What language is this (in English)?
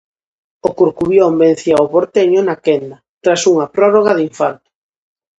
Galician